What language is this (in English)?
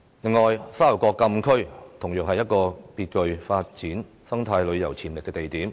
Cantonese